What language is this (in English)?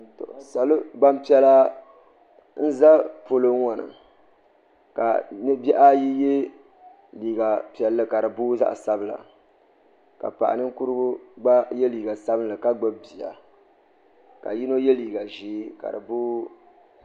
Dagbani